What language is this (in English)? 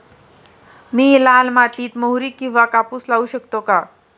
Marathi